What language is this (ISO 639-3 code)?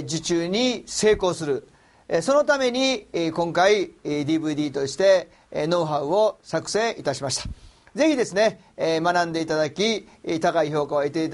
jpn